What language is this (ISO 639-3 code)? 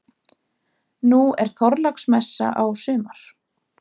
isl